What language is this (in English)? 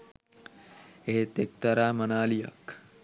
Sinhala